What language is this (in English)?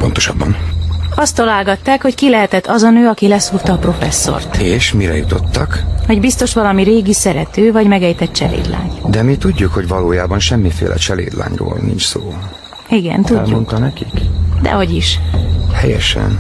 Hungarian